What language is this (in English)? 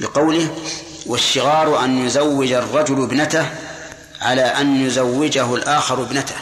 Arabic